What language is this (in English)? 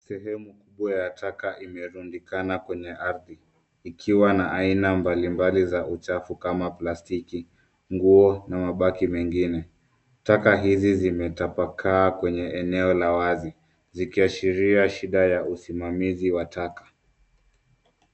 Swahili